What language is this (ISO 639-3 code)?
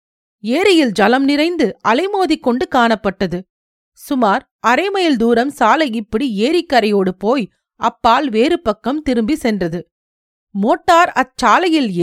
tam